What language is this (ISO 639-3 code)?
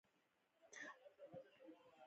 pus